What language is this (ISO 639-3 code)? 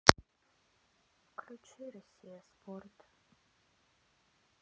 rus